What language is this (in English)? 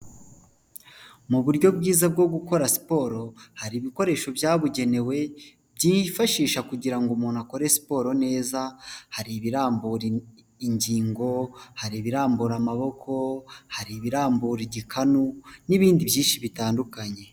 Kinyarwanda